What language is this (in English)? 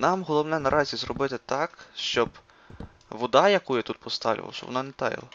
Ukrainian